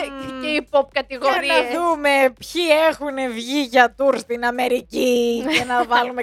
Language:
Greek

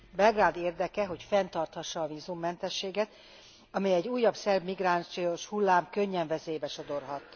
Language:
Hungarian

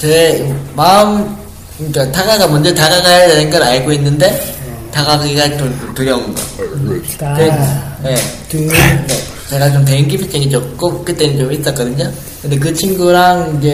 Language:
Korean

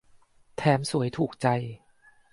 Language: Thai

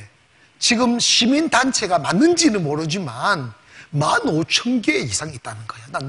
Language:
Korean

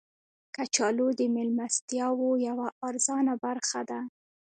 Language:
Pashto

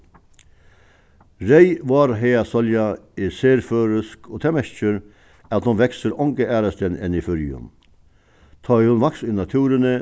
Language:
Faroese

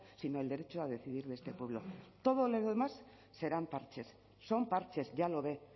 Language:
Spanish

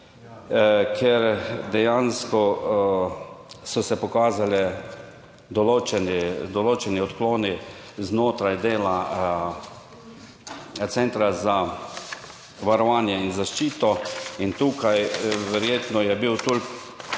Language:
Slovenian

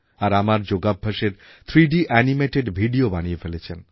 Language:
Bangla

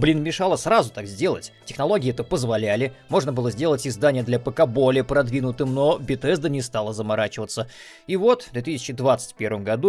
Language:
Russian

